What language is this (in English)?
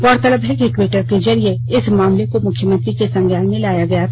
Hindi